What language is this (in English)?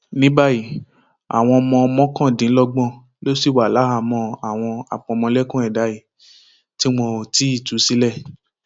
Yoruba